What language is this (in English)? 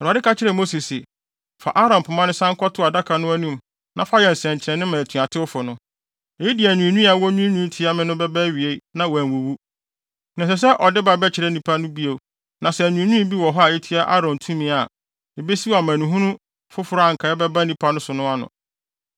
Akan